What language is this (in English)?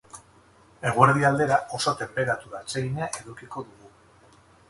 Basque